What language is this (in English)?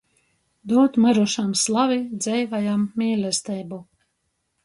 Latgalian